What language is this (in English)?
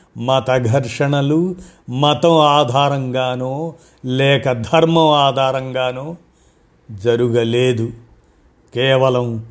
Telugu